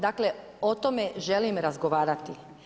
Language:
Croatian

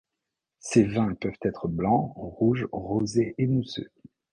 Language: French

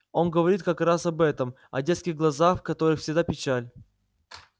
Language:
Russian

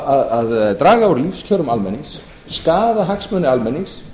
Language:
Icelandic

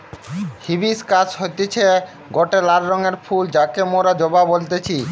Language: Bangla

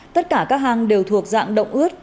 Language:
Vietnamese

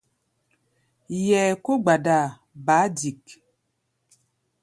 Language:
Gbaya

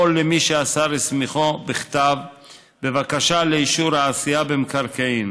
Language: Hebrew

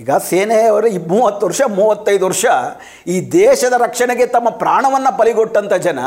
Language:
Kannada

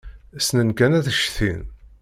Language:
Kabyle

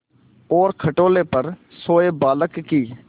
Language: Hindi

